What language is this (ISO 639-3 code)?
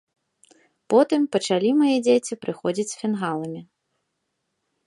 bel